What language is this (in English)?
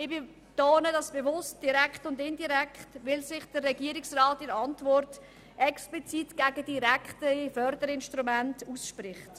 Swiss German